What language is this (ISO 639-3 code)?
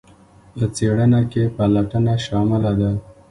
pus